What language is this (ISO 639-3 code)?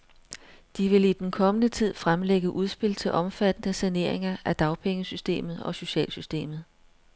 dan